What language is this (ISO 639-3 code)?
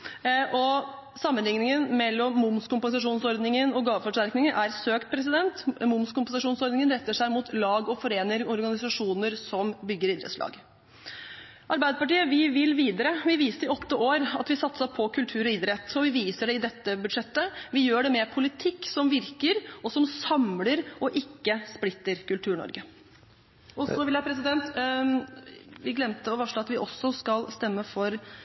nob